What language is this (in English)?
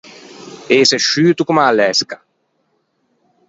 Ligurian